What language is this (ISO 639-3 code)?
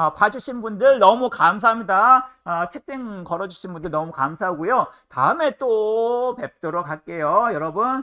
kor